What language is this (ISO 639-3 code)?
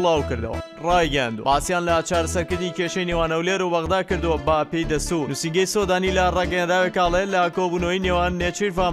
ara